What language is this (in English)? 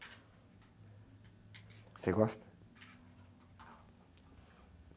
Portuguese